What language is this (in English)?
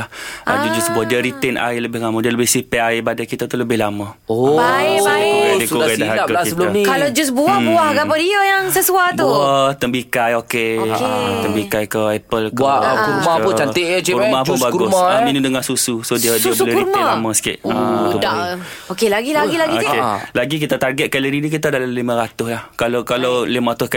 Malay